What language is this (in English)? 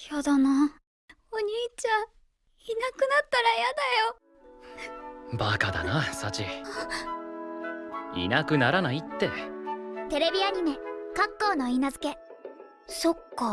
Japanese